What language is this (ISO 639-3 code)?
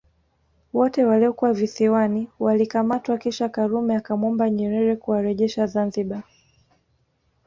swa